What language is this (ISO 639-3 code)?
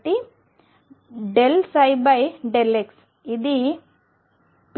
tel